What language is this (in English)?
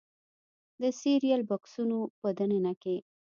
Pashto